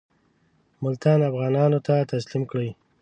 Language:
Pashto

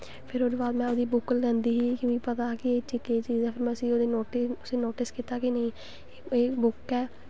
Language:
Dogri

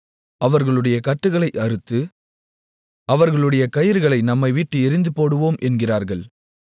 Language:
Tamil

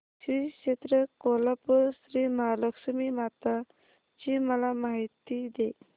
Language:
Marathi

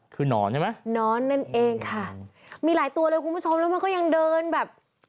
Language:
Thai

